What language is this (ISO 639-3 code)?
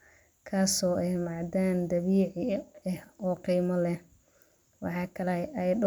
som